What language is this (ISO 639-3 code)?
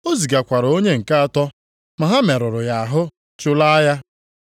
ibo